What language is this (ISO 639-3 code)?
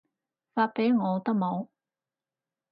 yue